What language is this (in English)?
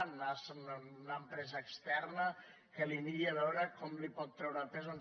Catalan